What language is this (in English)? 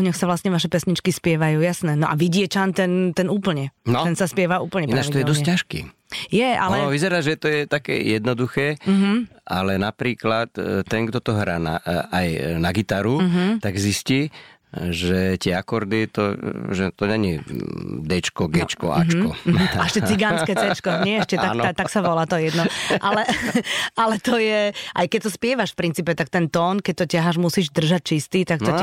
Slovak